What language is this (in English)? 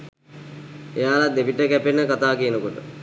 Sinhala